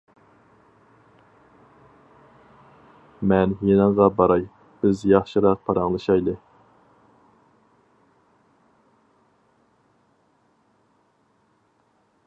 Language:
Uyghur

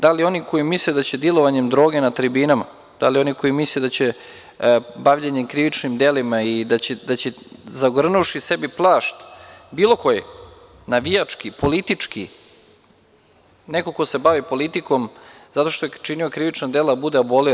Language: Serbian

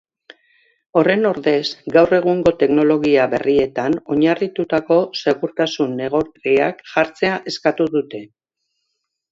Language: Basque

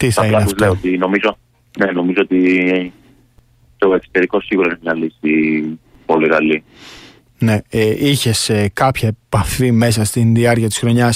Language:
Greek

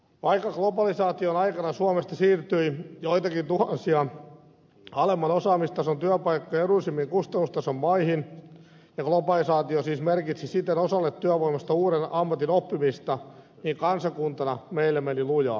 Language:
Finnish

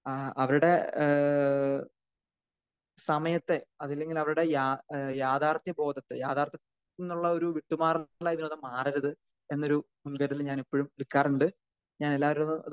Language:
Malayalam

